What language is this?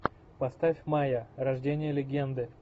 Russian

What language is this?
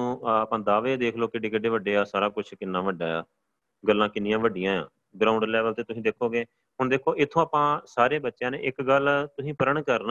Punjabi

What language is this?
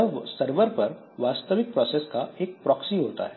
Hindi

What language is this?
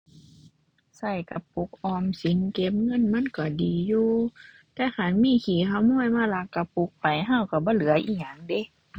Thai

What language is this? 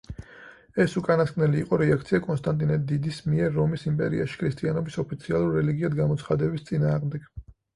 Georgian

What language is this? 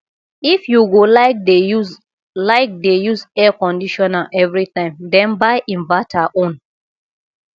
Nigerian Pidgin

